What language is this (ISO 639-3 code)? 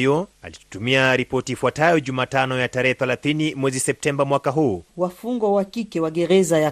swa